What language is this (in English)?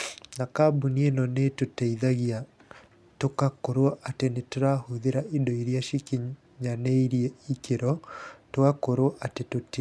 Kikuyu